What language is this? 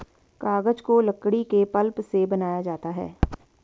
Hindi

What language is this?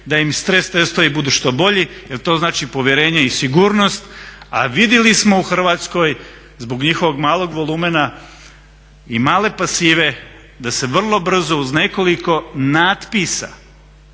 Croatian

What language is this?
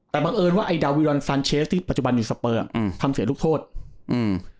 Thai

